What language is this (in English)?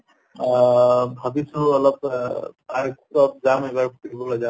Assamese